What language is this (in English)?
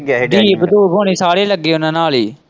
Punjabi